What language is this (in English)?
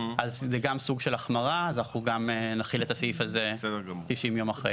Hebrew